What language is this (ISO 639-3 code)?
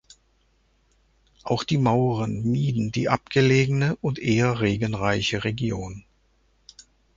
deu